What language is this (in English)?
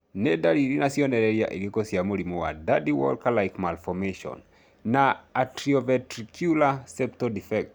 Kikuyu